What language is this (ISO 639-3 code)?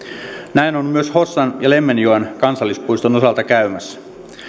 fin